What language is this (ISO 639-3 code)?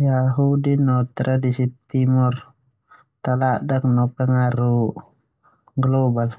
twu